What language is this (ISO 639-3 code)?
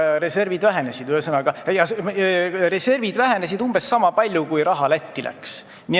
est